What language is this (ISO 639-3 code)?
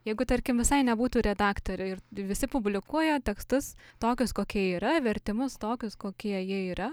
lit